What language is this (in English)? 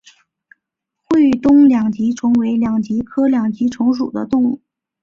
Chinese